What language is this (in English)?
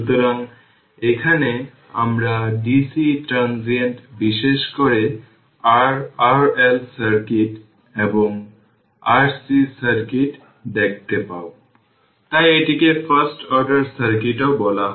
Bangla